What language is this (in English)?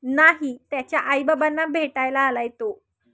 Marathi